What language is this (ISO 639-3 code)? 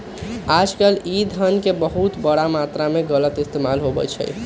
mag